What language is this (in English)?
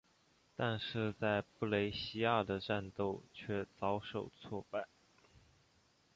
Chinese